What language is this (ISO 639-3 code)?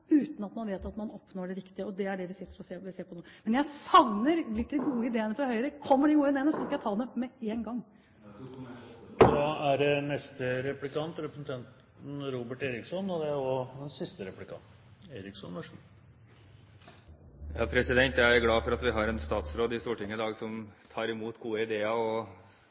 nor